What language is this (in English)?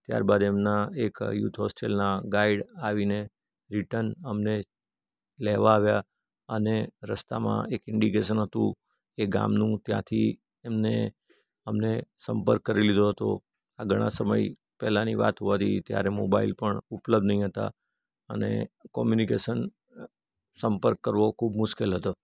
Gujarati